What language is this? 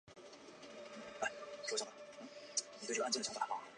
Chinese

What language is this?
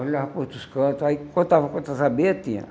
Portuguese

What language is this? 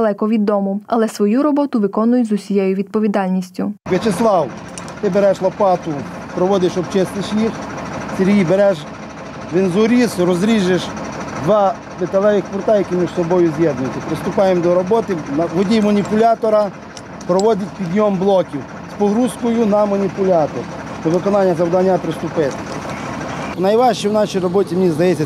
Ukrainian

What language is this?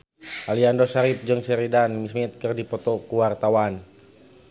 Sundanese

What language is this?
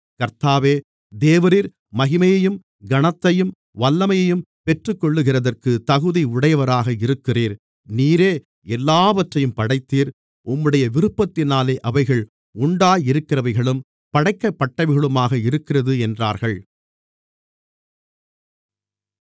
Tamil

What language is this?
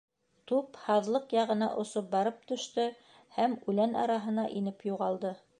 Bashkir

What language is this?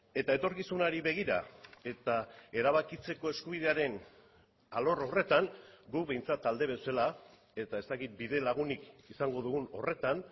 Basque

